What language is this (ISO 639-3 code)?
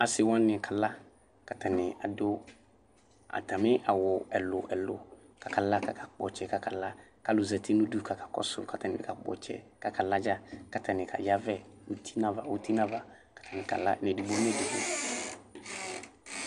kpo